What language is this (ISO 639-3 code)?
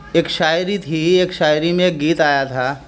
urd